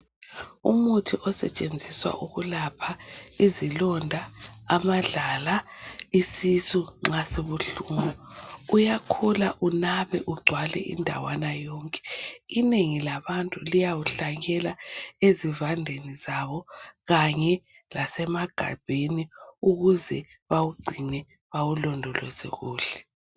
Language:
North Ndebele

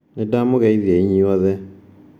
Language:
Kikuyu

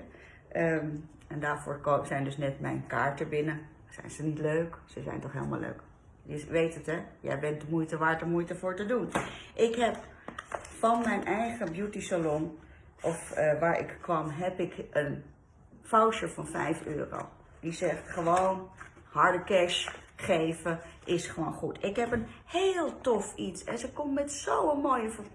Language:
Dutch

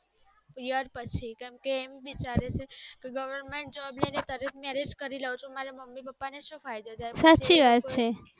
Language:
Gujarati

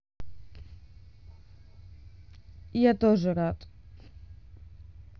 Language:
Russian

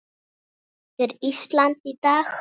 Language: Icelandic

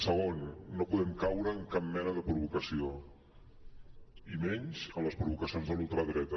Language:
Catalan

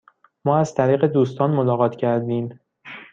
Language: Persian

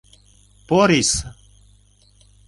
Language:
Mari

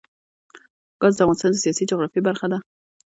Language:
Pashto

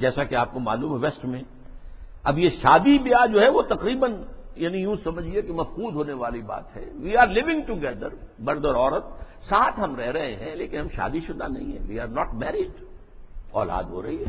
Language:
Urdu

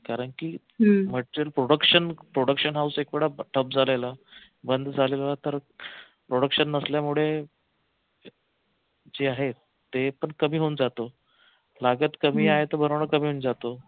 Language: Marathi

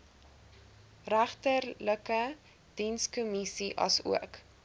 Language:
Afrikaans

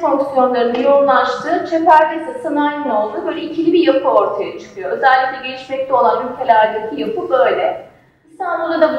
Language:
Turkish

